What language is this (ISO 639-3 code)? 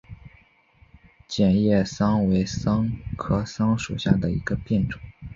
zho